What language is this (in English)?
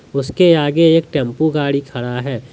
Hindi